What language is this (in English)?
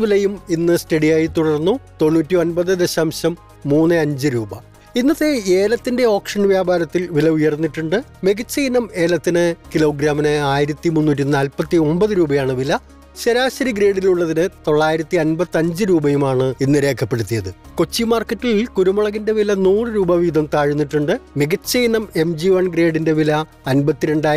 Malayalam